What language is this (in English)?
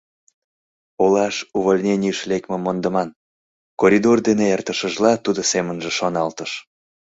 Mari